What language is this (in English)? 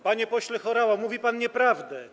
Polish